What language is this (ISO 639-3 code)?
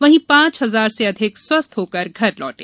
hin